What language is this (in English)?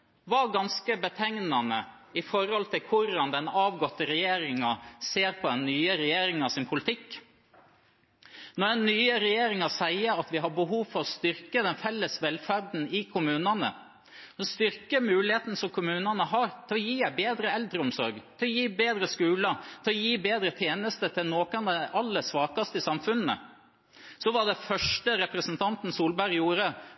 Norwegian Bokmål